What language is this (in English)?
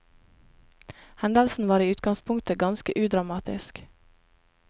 Norwegian